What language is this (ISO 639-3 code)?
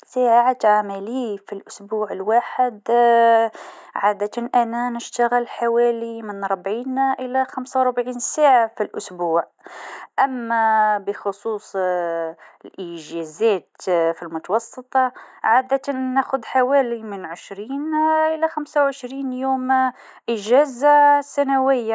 aeb